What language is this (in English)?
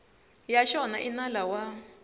Tsonga